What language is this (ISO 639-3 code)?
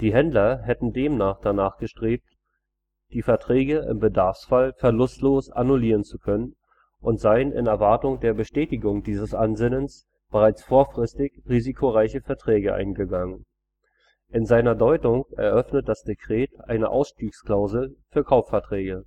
deu